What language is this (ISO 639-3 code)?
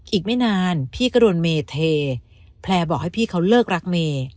tha